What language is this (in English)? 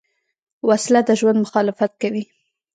Pashto